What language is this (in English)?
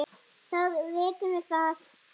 Icelandic